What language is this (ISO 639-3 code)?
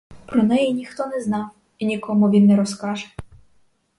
ukr